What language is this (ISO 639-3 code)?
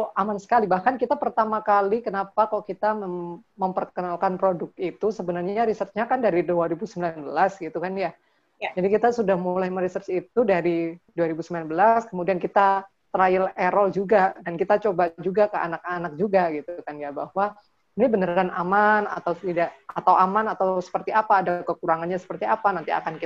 ind